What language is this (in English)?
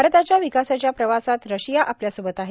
Marathi